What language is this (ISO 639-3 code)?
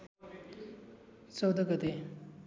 nep